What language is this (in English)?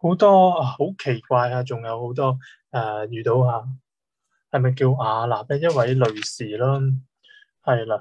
Chinese